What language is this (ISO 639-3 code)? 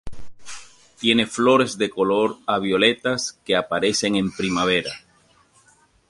spa